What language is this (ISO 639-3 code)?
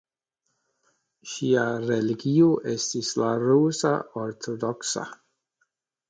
epo